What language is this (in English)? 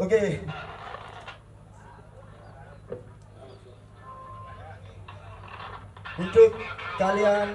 Indonesian